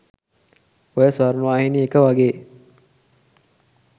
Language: Sinhala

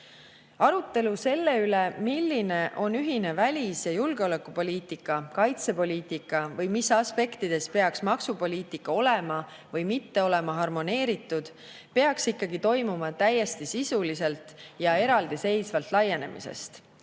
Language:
Estonian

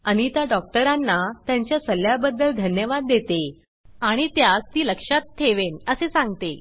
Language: Marathi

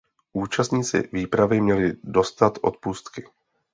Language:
Czech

